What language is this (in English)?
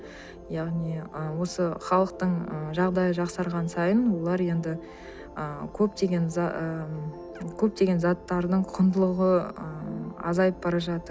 Kazakh